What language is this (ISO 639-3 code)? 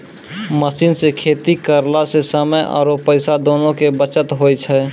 mai